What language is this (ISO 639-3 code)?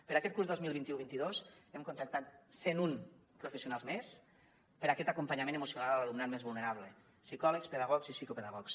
cat